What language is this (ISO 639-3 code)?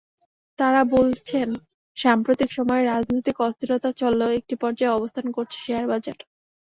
ben